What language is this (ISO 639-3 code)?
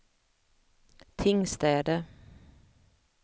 swe